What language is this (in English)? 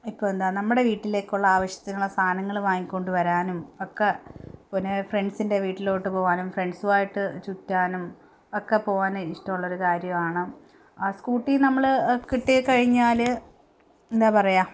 Malayalam